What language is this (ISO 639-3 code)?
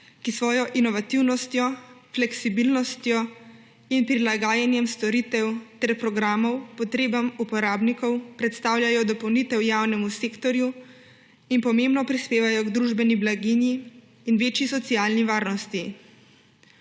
slv